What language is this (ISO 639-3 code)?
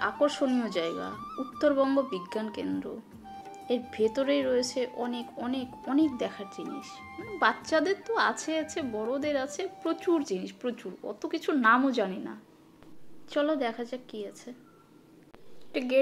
ron